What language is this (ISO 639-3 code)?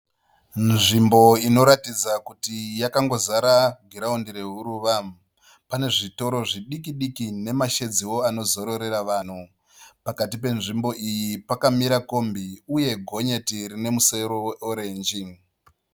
sna